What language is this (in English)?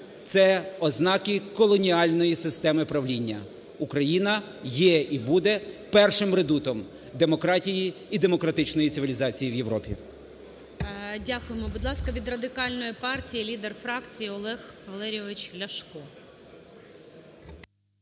Ukrainian